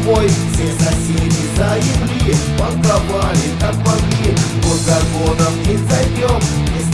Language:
Russian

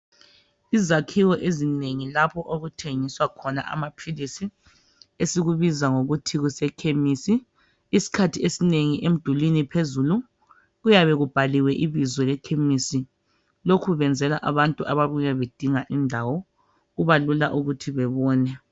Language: North Ndebele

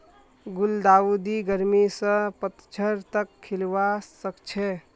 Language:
Magahi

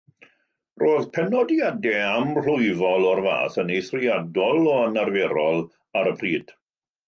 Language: Welsh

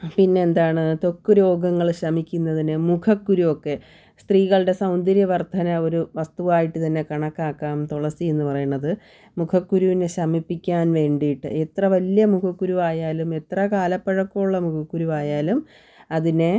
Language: Malayalam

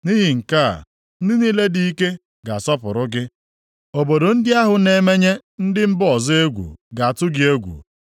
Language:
Igbo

